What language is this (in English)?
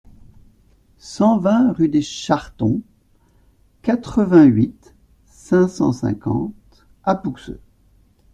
French